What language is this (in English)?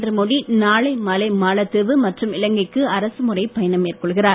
Tamil